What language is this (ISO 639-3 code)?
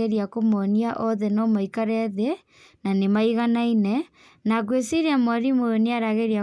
kik